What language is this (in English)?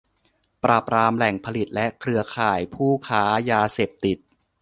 Thai